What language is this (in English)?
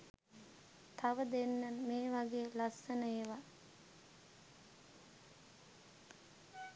Sinhala